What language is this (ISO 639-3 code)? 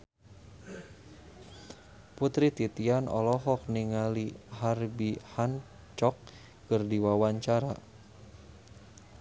sun